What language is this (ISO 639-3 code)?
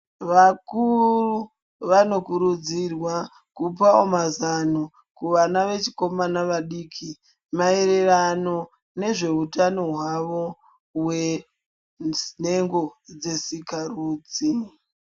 ndc